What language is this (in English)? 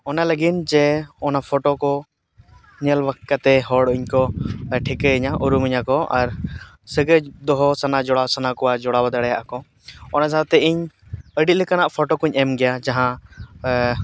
Santali